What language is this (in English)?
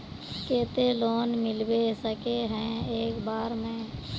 Magahi